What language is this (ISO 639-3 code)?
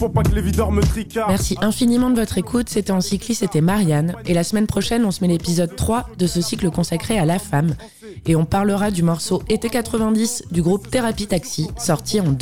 fra